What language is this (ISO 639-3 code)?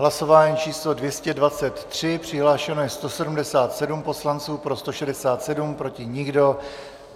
ces